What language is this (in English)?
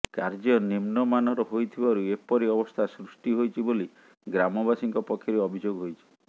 Odia